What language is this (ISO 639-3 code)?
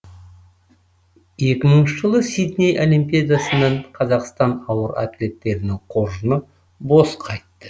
kaz